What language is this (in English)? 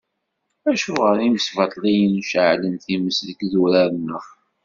Kabyle